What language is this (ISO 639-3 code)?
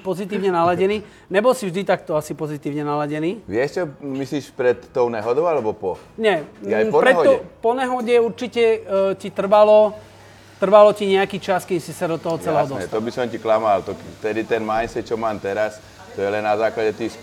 slk